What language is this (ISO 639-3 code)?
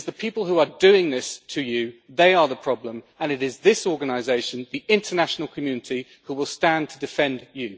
eng